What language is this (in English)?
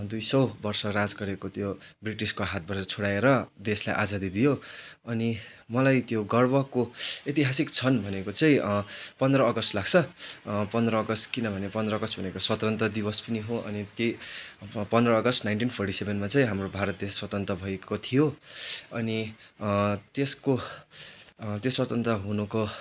Nepali